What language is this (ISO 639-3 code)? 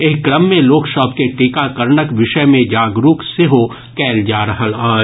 mai